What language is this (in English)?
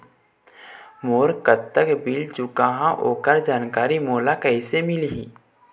Chhattisgarhi